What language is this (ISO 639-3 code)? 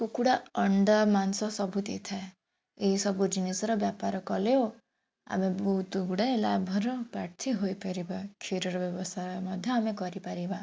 ori